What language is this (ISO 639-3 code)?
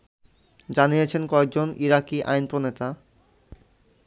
ben